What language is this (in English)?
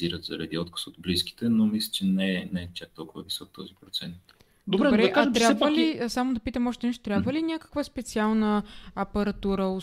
Bulgarian